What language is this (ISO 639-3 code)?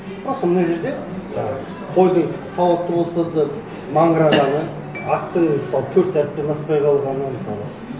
kaz